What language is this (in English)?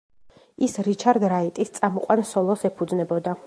Georgian